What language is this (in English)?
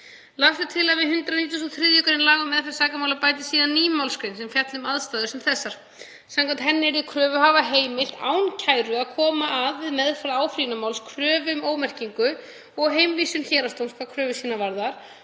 Icelandic